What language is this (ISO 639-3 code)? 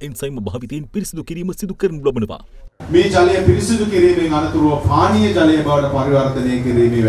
eng